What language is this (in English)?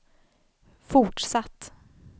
Swedish